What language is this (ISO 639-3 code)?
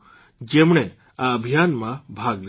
guj